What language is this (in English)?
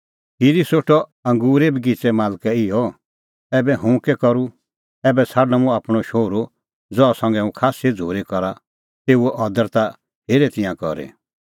Kullu Pahari